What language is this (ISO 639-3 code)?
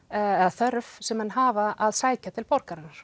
isl